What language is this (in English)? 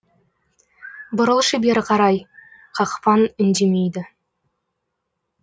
Kazakh